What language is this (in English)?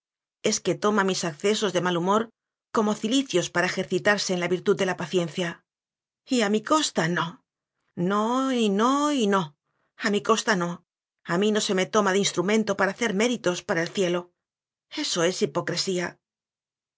Spanish